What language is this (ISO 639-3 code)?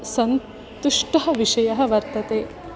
san